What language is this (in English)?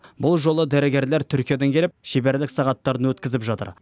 Kazakh